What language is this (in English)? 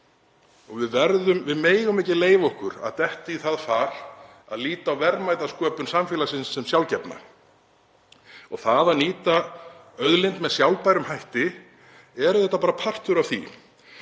Icelandic